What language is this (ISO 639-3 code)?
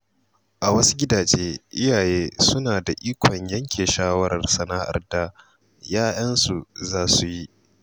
hau